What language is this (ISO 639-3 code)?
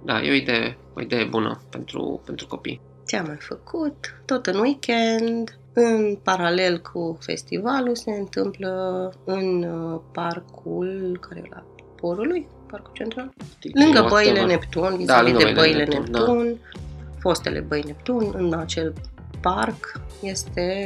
ron